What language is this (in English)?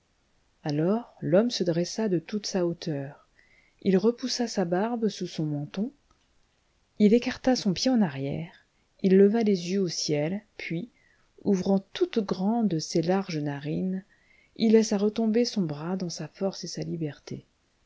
French